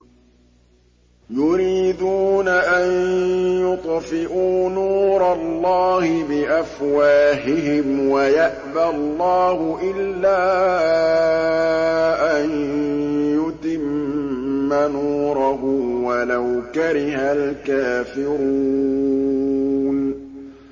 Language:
Arabic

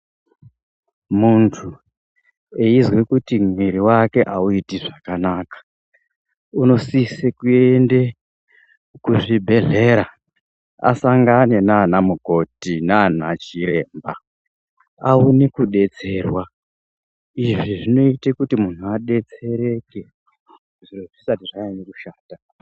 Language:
Ndau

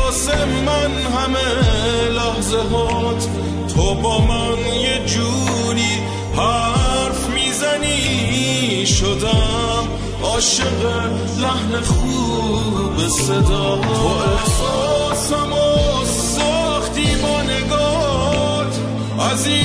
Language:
Persian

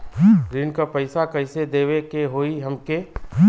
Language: Bhojpuri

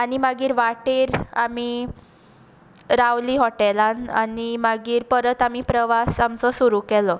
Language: Konkani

